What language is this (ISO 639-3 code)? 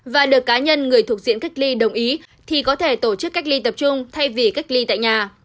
vie